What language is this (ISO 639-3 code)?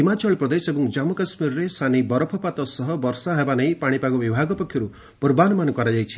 ori